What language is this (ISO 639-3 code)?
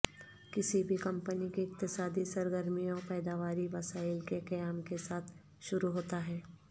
urd